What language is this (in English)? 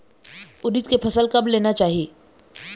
Chhattisgarhi